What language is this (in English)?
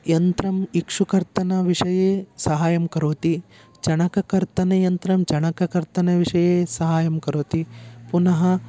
Sanskrit